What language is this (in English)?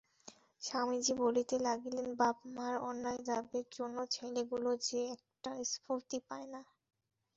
Bangla